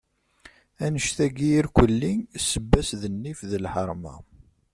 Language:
Kabyle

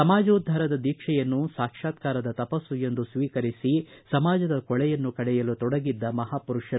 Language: Kannada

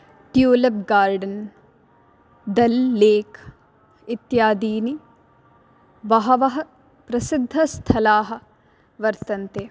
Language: Sanskrit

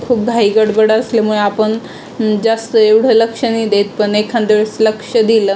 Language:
Marathi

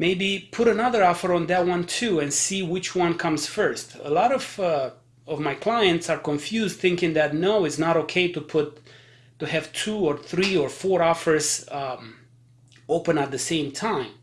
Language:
English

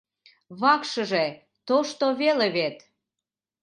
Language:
Mari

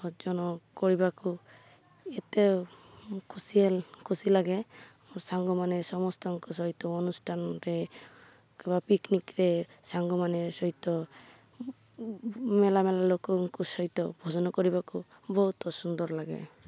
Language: Odia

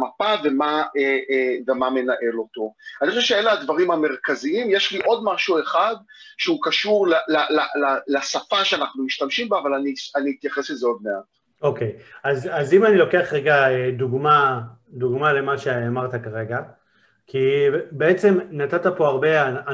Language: Hebrew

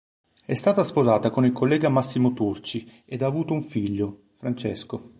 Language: Italian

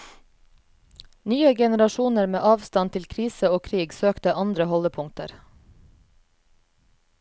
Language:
Norwegian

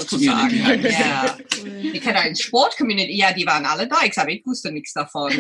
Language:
German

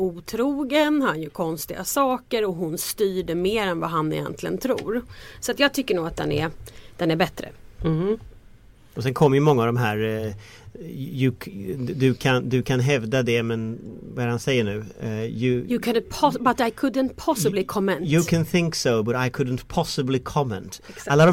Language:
Swedish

